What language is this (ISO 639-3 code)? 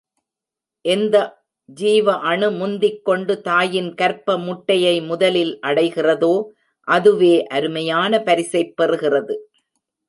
tam